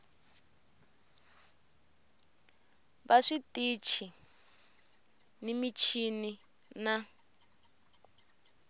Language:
Tsonga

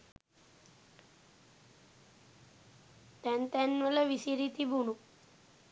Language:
Sinhala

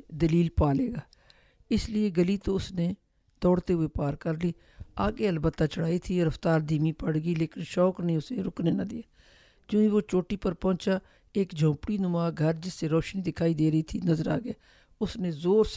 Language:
Urdu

